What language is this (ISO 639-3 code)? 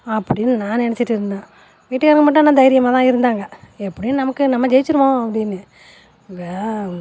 tam